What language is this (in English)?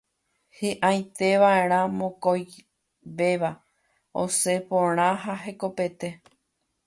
Guarani